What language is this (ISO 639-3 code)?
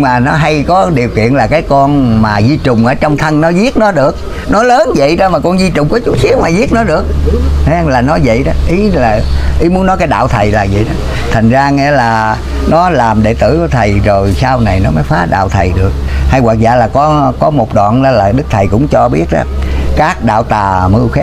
vie